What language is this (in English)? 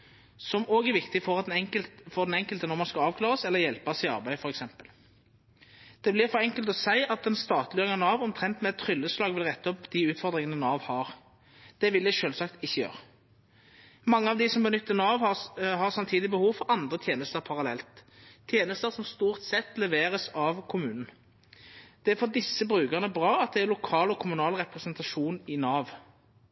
Norwegian Nynorsk